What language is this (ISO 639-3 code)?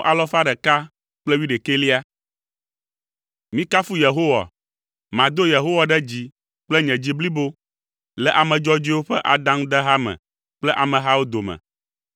ewe